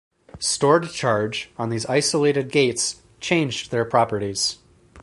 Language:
English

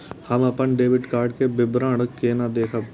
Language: Maithili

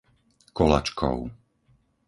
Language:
Slovak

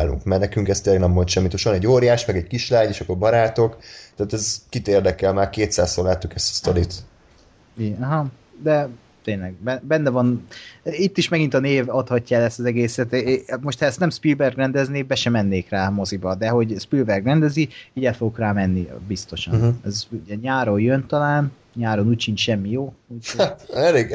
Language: Hungarian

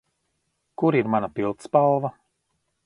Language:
Latvian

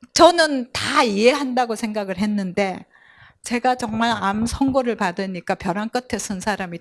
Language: Korean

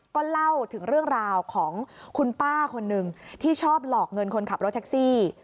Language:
Thai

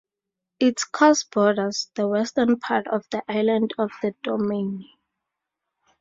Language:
English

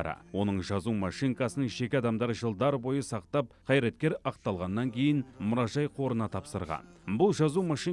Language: Turkish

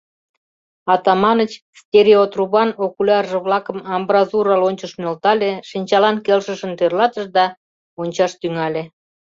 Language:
Mari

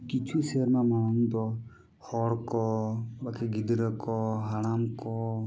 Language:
Santali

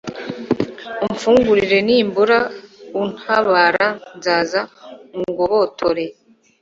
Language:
Kinyarwanda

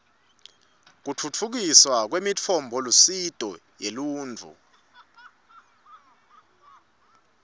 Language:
Swati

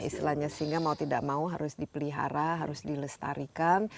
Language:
Indonesian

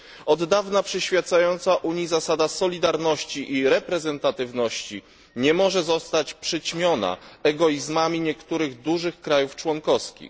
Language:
Polish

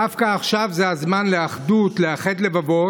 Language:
Hebrew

